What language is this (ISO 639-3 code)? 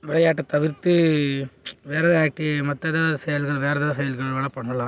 tam